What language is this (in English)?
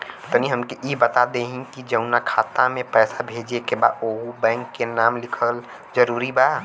Bhojpuri